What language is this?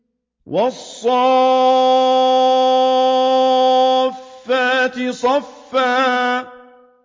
Arabic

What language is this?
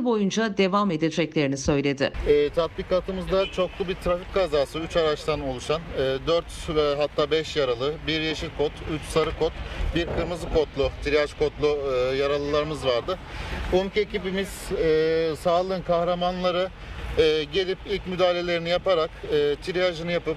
Turkish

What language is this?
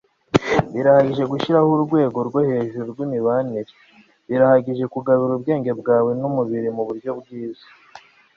Kinyarwanda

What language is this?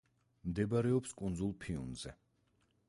Georgian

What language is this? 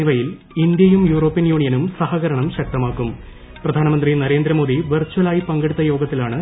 Malayalam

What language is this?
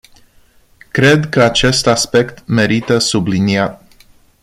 Romanian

